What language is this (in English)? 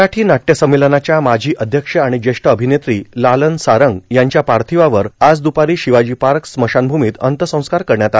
Marathi